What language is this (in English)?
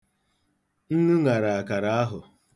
Igbo